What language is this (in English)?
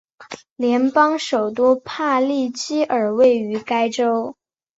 Chinese